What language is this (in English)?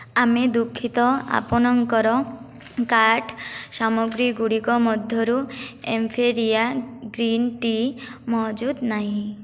Odia